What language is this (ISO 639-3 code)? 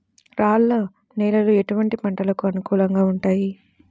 tel